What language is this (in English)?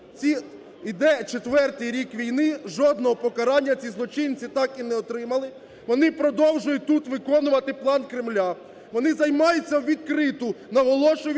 Ukrainian